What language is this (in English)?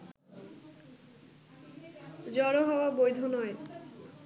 Bangla